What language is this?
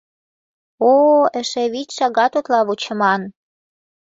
Mari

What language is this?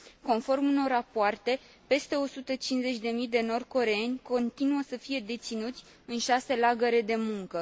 Romanian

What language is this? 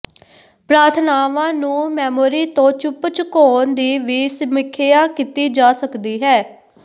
Punjabi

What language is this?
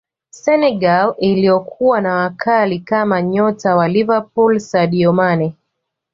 Swahili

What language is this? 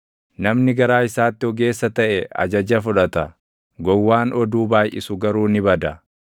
Oromo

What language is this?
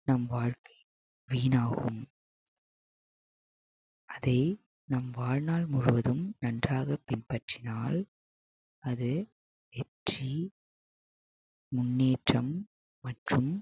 Tamil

